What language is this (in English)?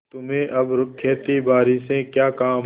Hindi